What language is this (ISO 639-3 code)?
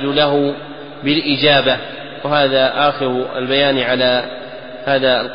ara